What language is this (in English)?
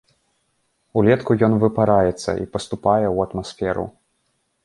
Belarusian